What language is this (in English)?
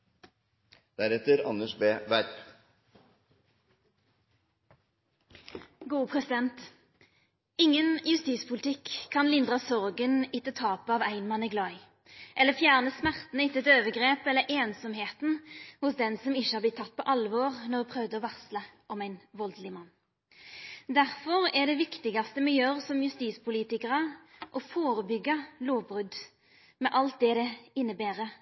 Norwegian